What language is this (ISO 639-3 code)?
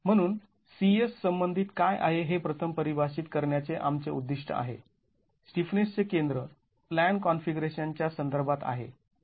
mar